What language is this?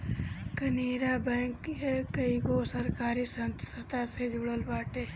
Bhojpuri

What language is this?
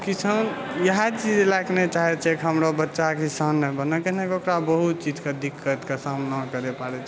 Maithili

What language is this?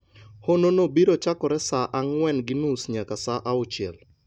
Luo (Kenya and Tanzania)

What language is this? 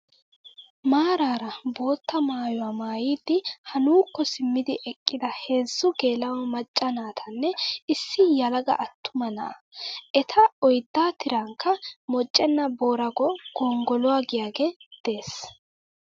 Wolaytta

